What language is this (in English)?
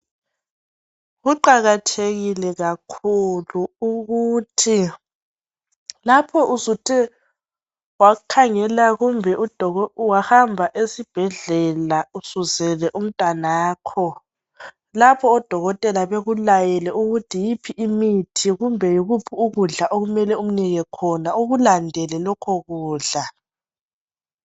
North Ndebele